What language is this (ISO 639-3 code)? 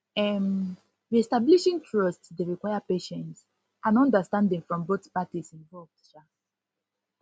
pcm